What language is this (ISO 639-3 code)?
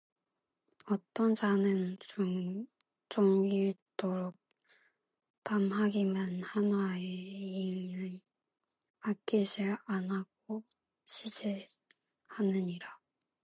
kor